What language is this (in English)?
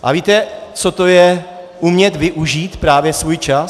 Czech